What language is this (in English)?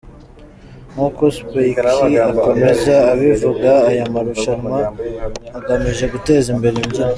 Kinyarwanda